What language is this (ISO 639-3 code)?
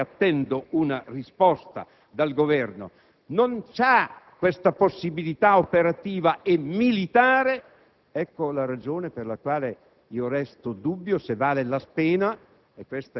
ita